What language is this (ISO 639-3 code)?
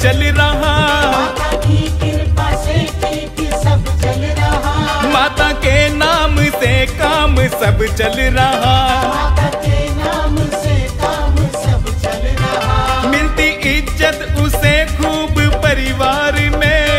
hin